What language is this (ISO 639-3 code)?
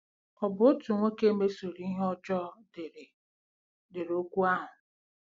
ibo